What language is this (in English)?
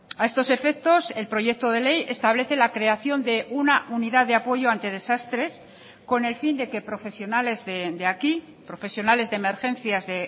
Spanish